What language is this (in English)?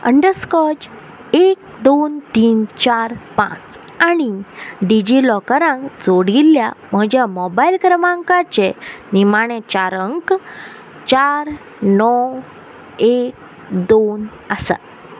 Konkani